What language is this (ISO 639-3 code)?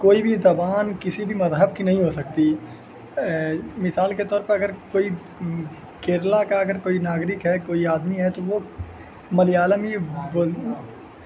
urd